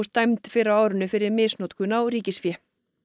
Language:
Icelandic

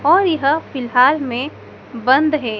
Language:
Hindi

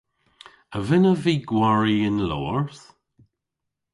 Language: Cornish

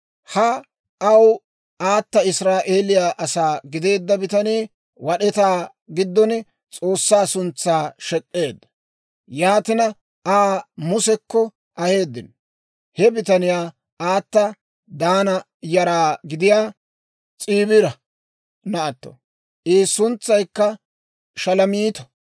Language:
Dawro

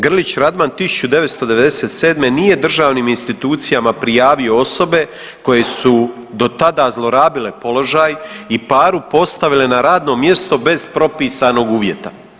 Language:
Croatian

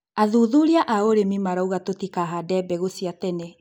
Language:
Kikuyu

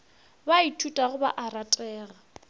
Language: Northern Sotho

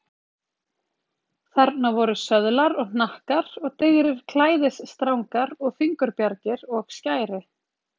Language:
Icelandic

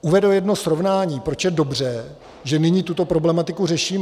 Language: Czech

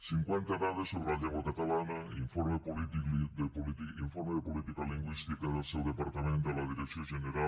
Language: Catalan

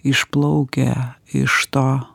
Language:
Lithuanian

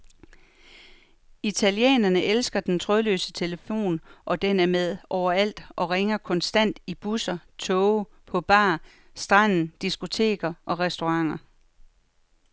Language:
Danish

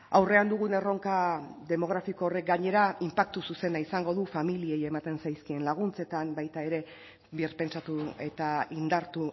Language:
Basque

